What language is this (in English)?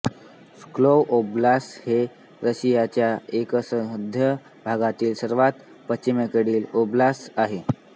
Marathi